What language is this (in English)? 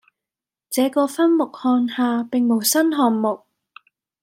Cantonese